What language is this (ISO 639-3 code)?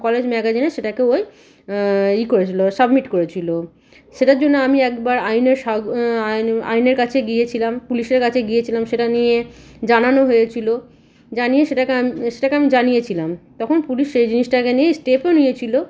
ben